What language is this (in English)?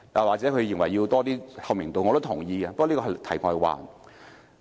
Cantonese